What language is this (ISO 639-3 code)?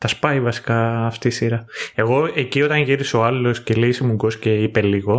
ell